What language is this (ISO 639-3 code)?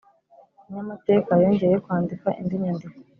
kin